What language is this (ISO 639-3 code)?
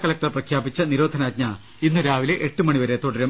mal